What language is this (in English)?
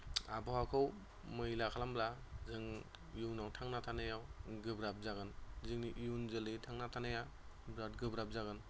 Bodo